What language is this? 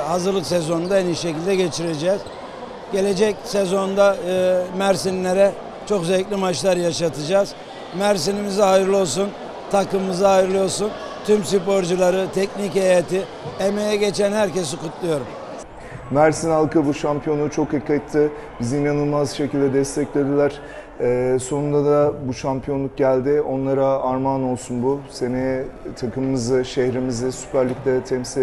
Turkish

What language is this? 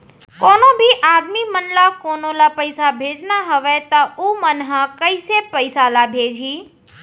Chhattisgarhi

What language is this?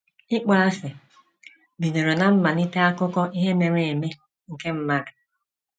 Igbo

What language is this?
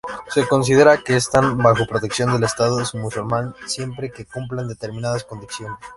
Spanish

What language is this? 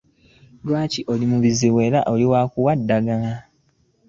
Ganda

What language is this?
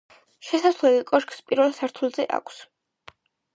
Georgian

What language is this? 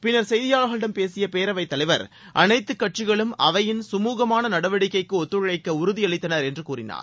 Tamil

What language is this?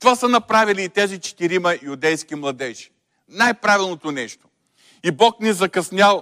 Bulgarian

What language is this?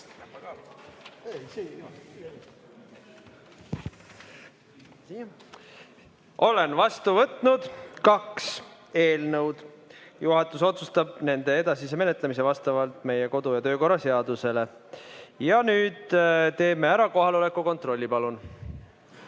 Estonian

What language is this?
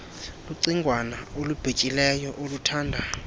Xhosa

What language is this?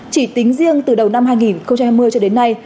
Vietnamese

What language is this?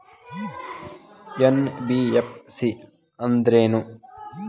Kannada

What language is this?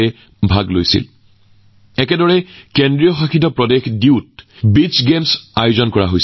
Assamese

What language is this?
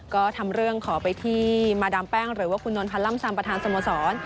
Thai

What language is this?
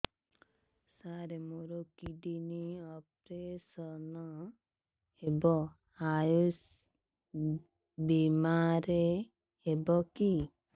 Odia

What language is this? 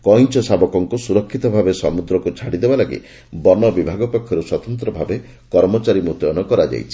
Odia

